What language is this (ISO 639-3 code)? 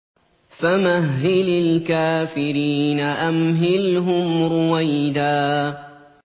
ara